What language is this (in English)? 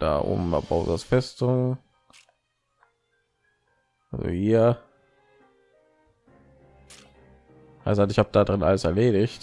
German